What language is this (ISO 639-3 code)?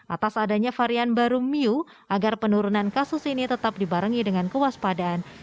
ind